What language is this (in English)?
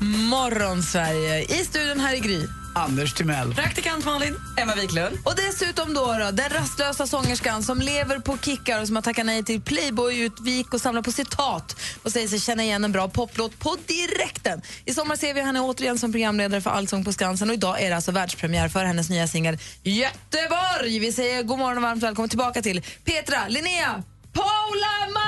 Swedish